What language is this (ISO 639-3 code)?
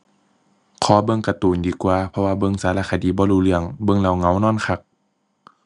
tha